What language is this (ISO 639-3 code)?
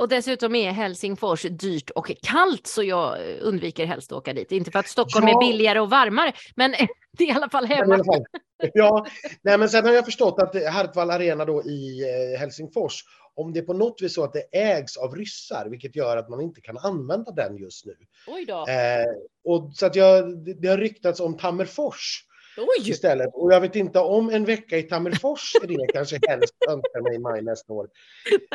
swe